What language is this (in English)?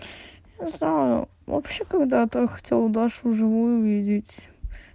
Russian